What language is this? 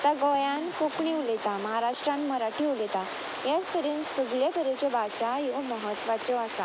Konkani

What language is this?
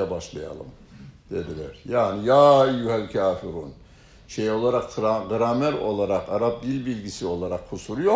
Turkish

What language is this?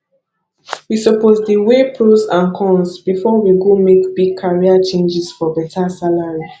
Nigerian Pidgin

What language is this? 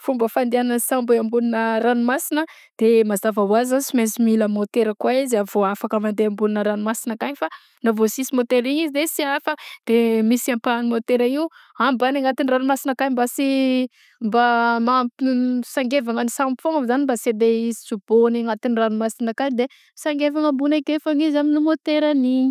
Southern Betsimisaraka Malagasy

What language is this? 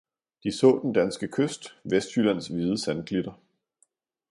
Danish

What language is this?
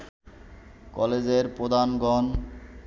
Bangla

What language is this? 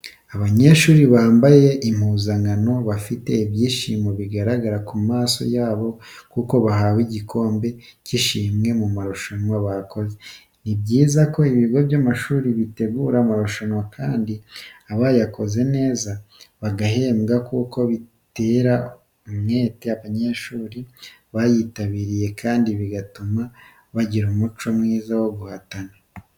Kinyarwanda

